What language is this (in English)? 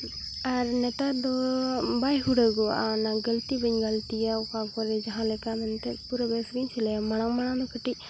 Santali